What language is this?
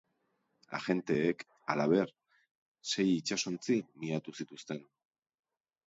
Basque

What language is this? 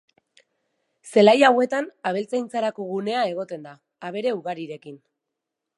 Basque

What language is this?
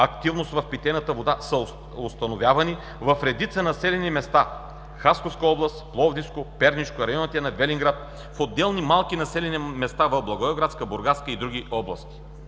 Bulgarian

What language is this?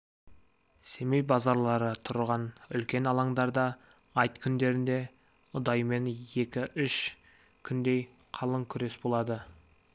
Kazakh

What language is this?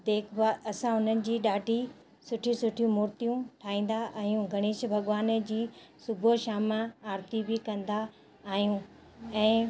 Sindhi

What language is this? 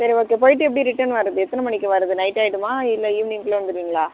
Tamil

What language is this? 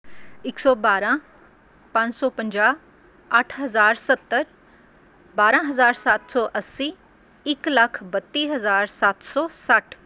Punjabi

